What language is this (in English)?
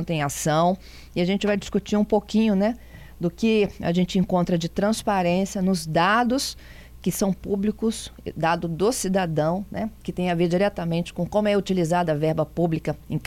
Portuguese